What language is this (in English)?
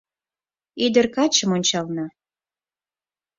Mari